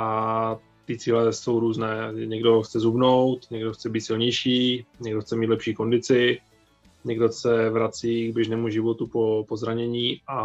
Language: Czech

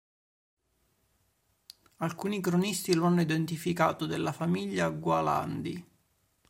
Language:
Italian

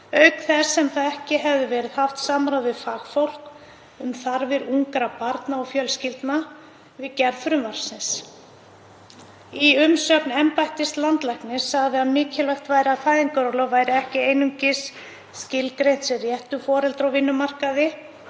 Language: Icelandic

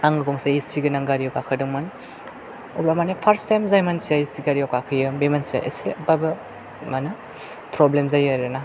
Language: Bodo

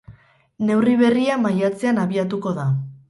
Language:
Basque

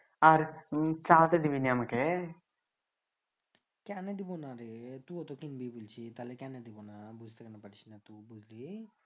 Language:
Bangla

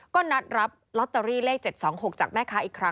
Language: Thai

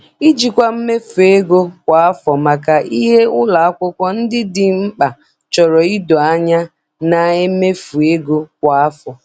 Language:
Igbo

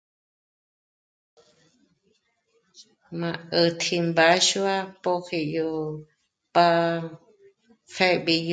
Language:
Michoacán Mazahua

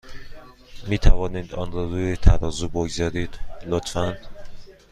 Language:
Persian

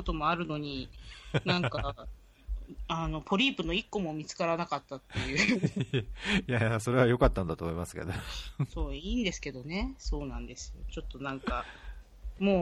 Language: Japanese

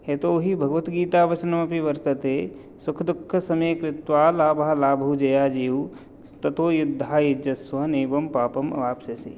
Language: Sanskrit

